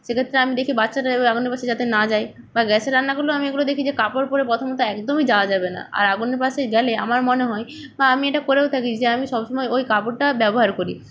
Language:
Bangla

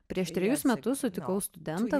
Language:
Lithuanian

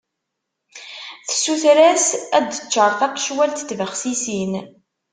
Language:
Kabyle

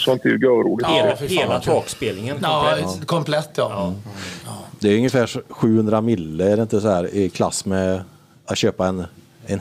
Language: Swedish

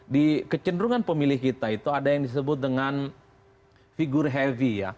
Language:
Indonesian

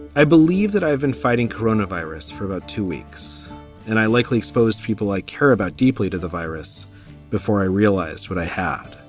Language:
English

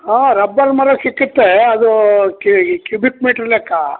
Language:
Kannada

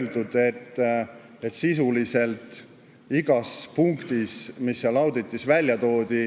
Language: Estonian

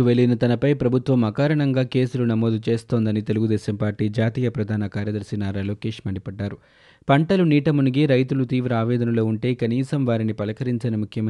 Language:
Telugu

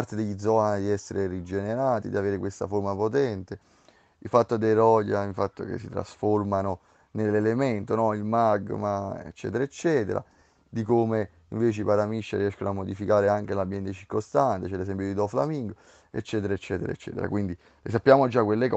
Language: Italian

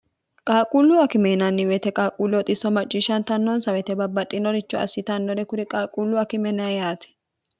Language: Sidamo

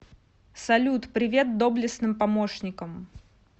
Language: Russian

